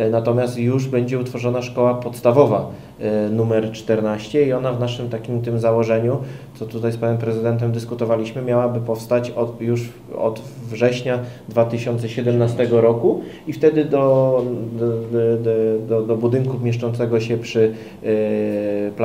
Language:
Polish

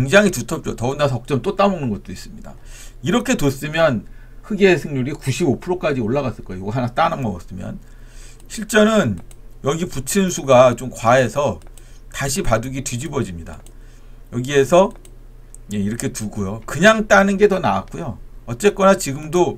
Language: Korean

